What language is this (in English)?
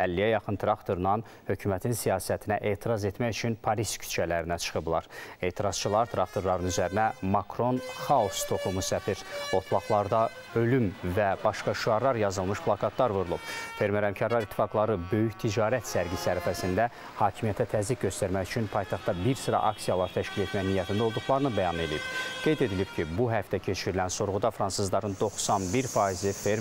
Turkish